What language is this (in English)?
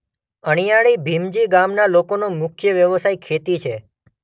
Gujarati